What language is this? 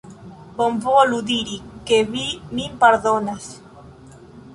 Esperanto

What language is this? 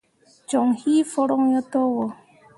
Mundang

